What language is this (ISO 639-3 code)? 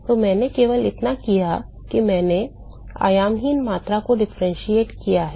hin